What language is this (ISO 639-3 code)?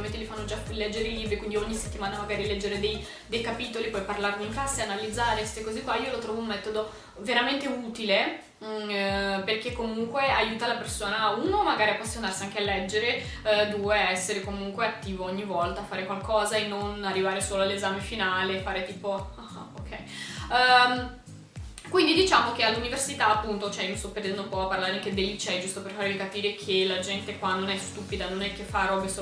ita